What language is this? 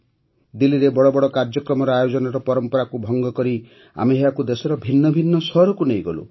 Odia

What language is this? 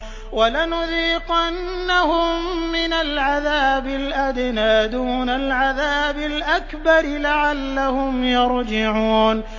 Arabic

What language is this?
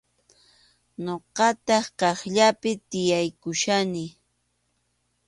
Arequipa-La Unión Quechua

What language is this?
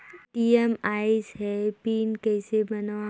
Chhattisgarhi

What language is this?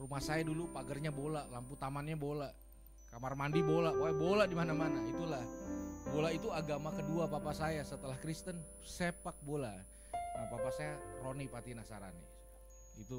Indonesian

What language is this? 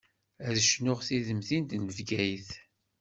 Kabyle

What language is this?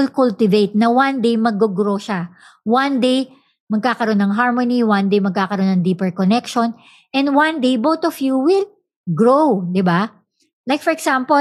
Filipino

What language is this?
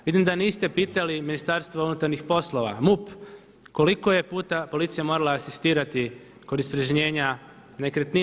Croatian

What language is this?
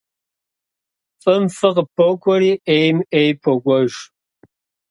Kabardian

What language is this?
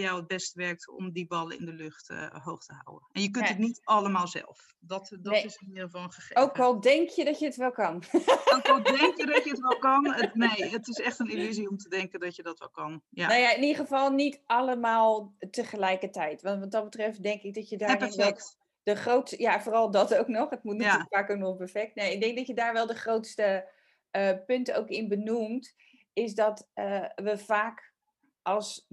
Dutch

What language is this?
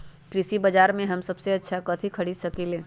Magahi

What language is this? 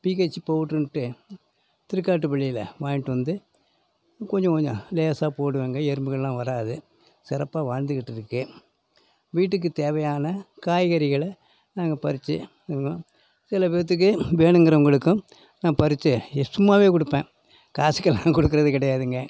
Tamil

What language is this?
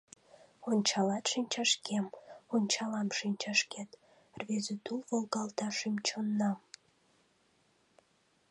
Mari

